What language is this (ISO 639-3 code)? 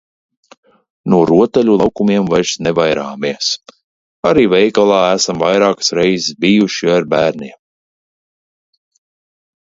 lav